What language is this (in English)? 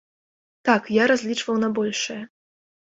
Belarusian